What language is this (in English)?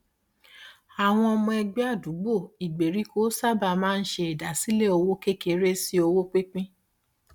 Yoruba